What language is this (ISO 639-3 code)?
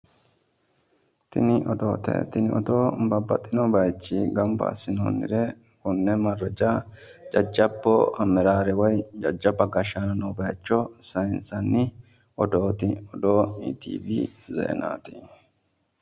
sid